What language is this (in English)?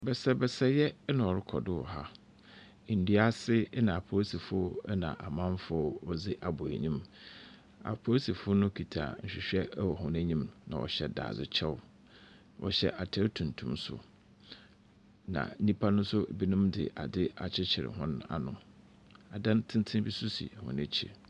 Akan